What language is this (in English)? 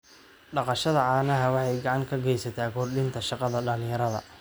Somali